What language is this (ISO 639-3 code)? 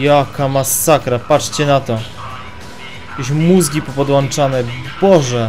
pol